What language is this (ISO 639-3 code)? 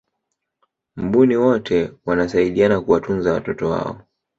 swa